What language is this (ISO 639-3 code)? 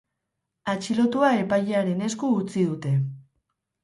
eus